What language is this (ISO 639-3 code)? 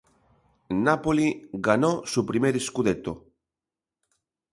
spa